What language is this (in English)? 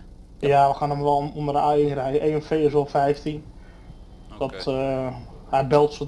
Dutch